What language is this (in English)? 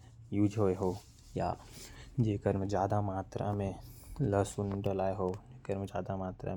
Korwa